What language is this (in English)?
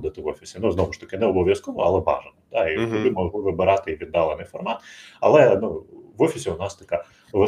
Ukrainian